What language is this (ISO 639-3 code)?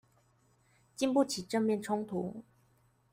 zho